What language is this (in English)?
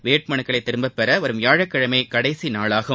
Tamil